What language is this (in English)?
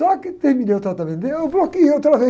Portuguese